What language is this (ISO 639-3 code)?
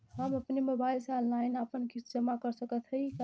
bho